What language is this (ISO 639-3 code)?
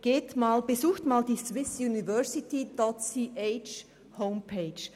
gsw